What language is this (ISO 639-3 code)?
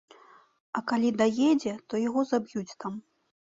bel